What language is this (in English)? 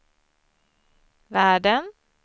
Swedish